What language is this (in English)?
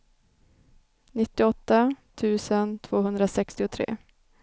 Swedish